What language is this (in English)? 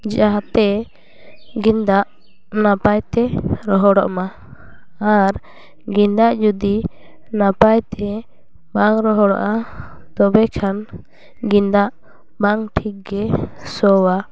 Santali